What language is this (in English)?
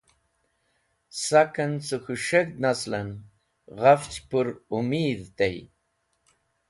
Wakhi